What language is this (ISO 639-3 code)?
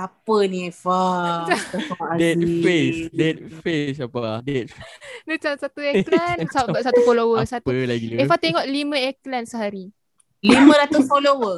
msa